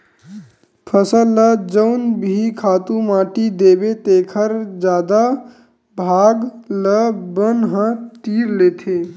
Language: Chhattisgarhi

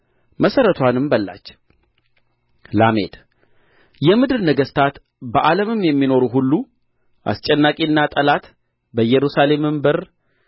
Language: Amharic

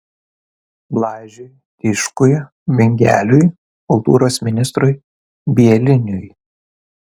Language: Lithuanian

